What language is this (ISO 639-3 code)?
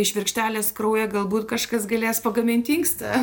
lit